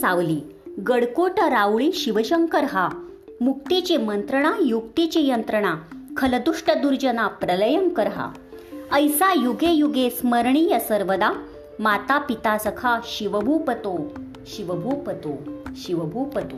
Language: Marathi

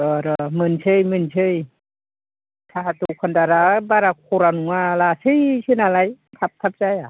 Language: Bodo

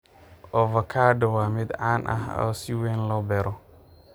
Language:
Somali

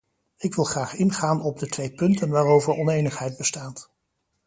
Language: Dutch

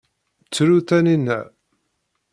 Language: Kabyle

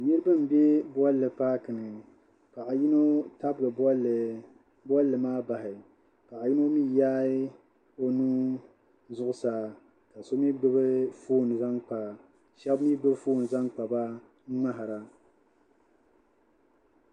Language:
Dagbani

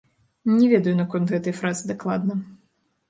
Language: Belarusian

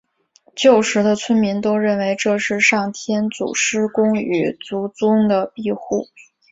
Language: Chinese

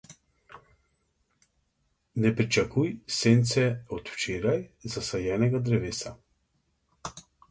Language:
Slovenian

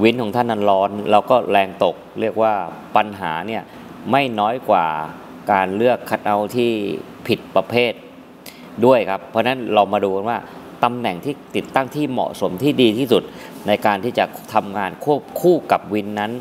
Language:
Thai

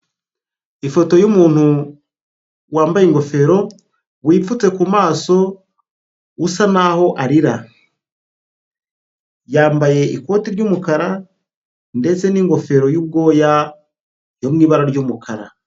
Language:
Kinyarwanda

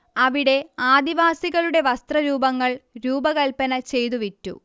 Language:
Malayalam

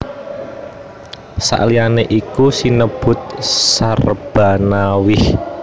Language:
Javanese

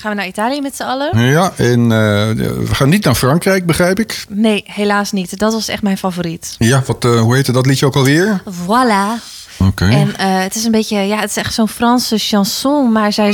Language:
Dutch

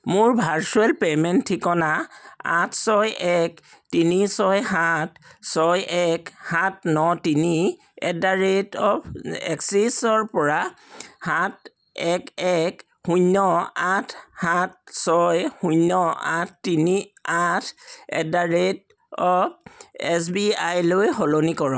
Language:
Assamese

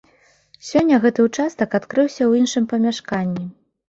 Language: Belarusian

